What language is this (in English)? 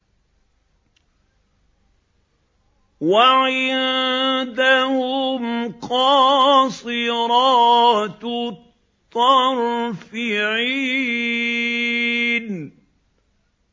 Arabic